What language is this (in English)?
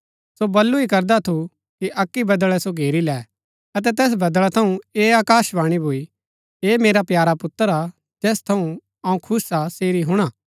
Gaddi